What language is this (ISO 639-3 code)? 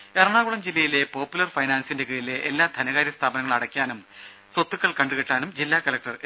mal